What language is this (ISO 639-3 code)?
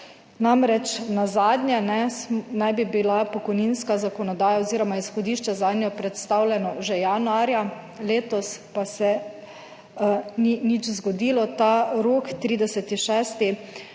slv